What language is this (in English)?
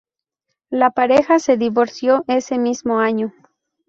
Spanish